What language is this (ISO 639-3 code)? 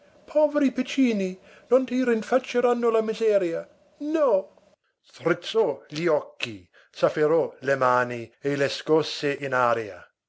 ita